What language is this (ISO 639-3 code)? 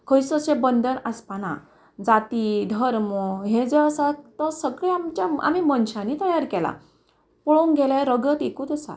kok